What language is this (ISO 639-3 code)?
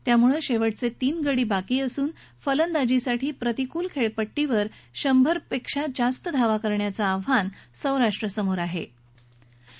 mar